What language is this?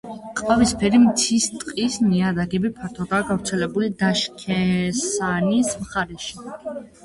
Georgian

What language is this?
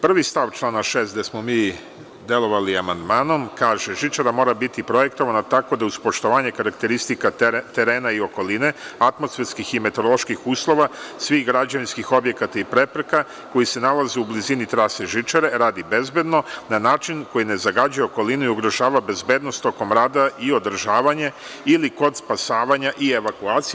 Serbian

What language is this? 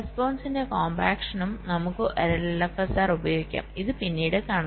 Malayalam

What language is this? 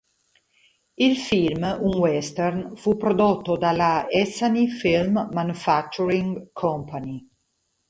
Italian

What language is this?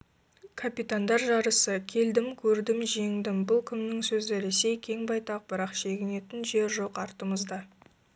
Kazakh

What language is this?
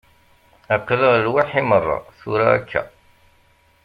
Kabyle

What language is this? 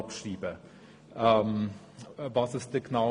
Swiss German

